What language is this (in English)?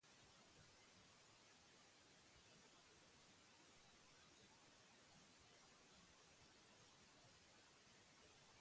Basque